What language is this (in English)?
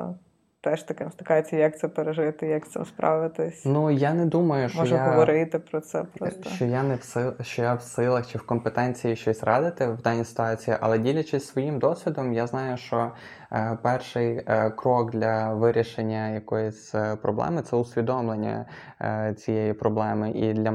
Ukrainian